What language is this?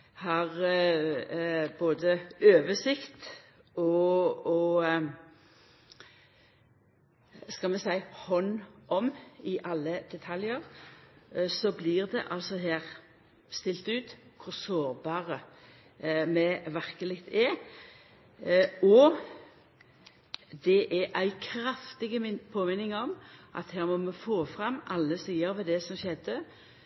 Norwegian Nynorsk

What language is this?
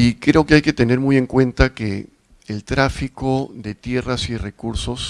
Spanish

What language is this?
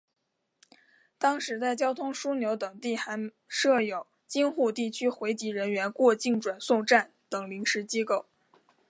Chinese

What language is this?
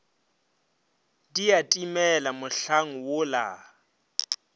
Northern Sotho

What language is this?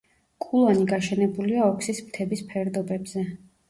Georgian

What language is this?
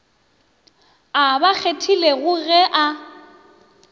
Northern Sotho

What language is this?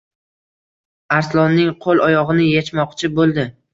Uzbek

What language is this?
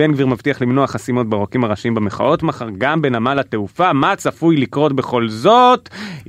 Hebrew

